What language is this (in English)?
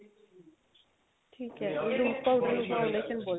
Punjabi